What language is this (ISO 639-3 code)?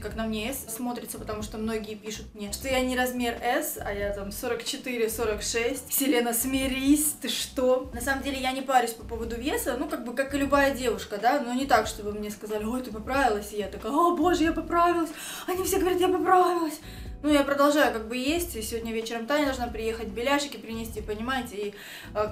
rus